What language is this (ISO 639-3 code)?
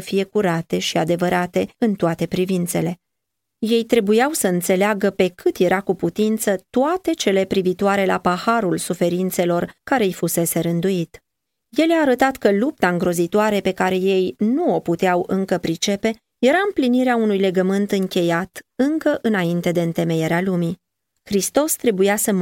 ron